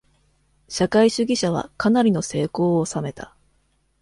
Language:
Japanese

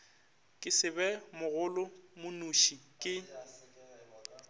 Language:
Northern Sotho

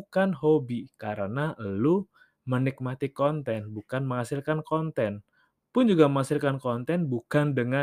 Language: Indonesian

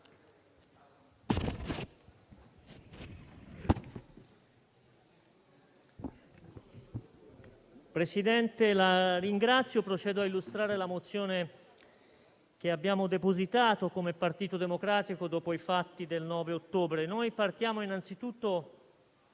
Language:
Italian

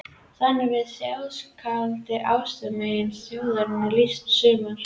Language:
Icelandic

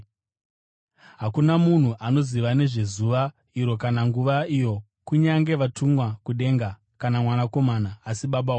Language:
Shona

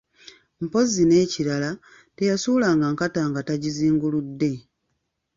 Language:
Ganda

